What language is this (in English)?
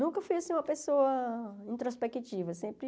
Portuguese